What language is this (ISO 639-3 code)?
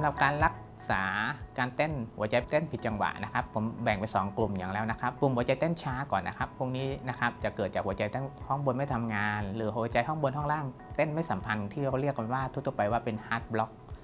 tha